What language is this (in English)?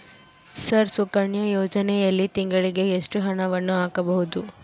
Kannada